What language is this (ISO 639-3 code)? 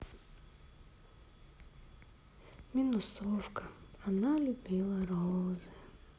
rus